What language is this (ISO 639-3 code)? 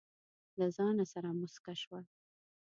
pus